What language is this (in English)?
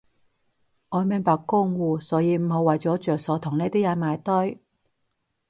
Cantonese